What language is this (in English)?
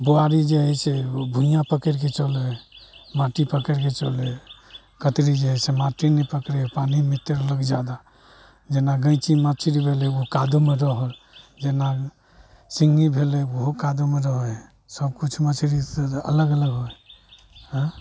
Maithili